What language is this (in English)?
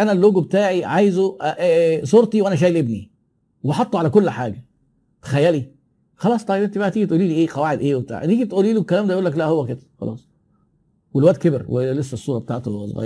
Arabic